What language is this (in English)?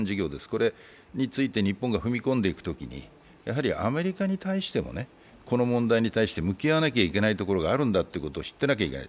Japanese